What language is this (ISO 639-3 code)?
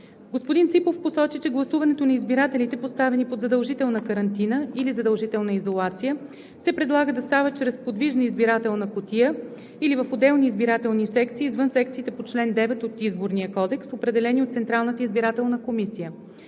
bul